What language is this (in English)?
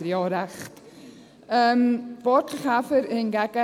Swiss German